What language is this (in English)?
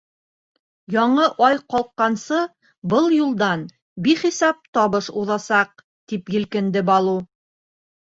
Bashkir